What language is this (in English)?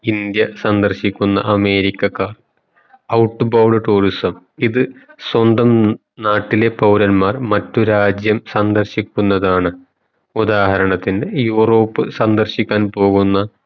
Malayalam